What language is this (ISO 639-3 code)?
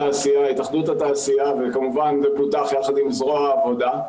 heb